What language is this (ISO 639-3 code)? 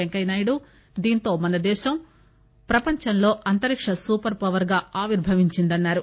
tel